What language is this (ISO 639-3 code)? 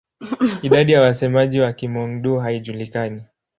swa